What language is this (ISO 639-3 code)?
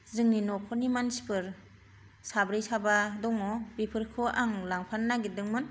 brx